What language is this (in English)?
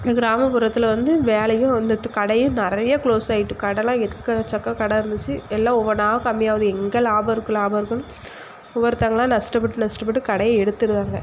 Tamil